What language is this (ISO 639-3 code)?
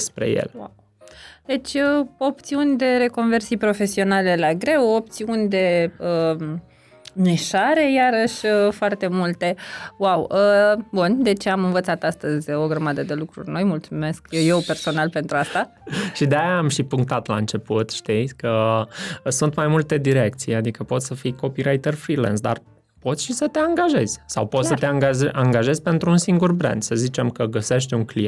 ron